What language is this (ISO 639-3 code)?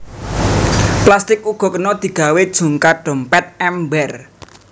jav